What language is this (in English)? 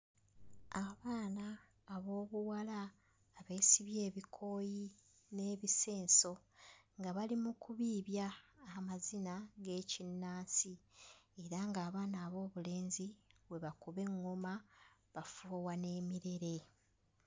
Ganda